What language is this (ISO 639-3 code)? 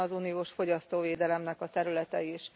hun